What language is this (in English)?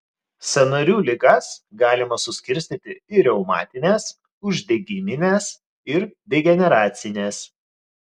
Lithuanian